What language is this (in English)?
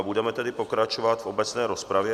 Czech